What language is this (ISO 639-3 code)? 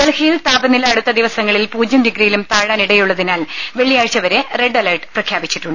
mal